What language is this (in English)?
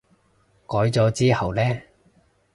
Cantonese